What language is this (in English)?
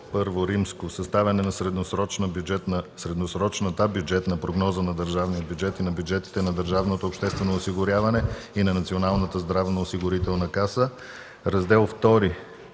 Bulgarian